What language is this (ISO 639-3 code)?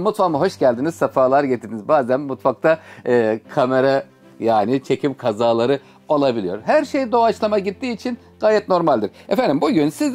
tur